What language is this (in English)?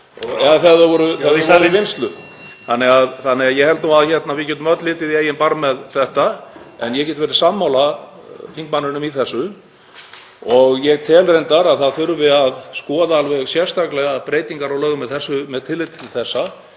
Icelandic